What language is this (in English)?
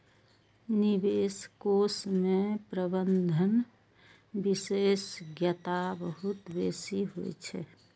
Maithili